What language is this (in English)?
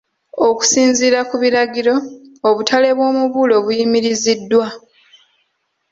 Ganda